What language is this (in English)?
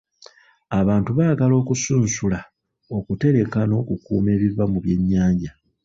Ganda